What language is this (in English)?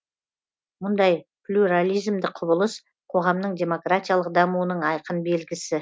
Kazakh